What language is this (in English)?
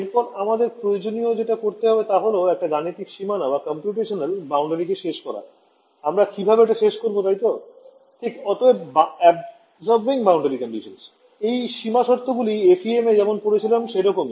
Bangla